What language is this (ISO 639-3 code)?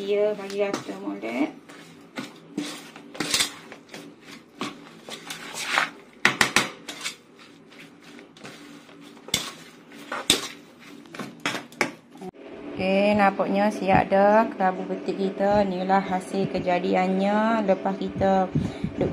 msa